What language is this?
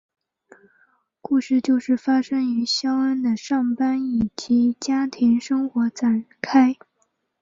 Chinese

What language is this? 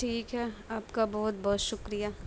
Urdu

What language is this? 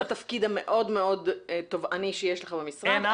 Hebrew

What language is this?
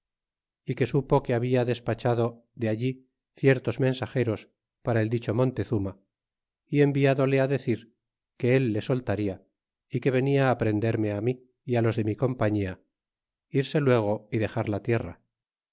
Spanish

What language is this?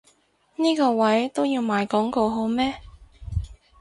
Cantonese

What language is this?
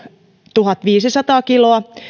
Finnish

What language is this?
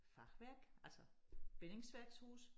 Danish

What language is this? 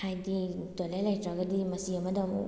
Manipuri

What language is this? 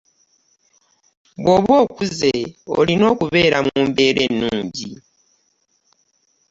Ganda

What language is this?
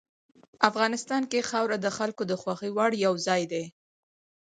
Pashto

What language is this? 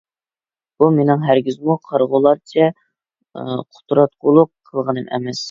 Uyghur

